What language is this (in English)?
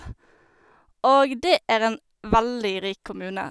Norwegian